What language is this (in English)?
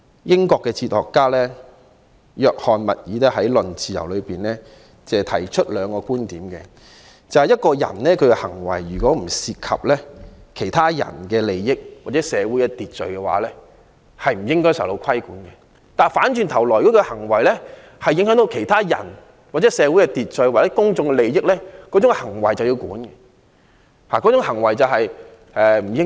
Cantonese